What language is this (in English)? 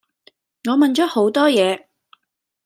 Cantonese